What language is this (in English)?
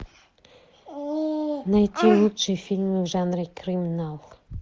Russian